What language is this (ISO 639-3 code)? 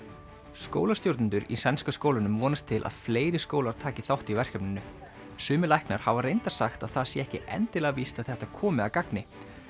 isl